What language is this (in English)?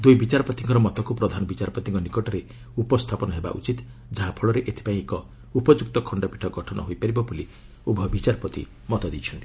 Odia